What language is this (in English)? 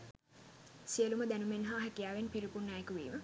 Sinhala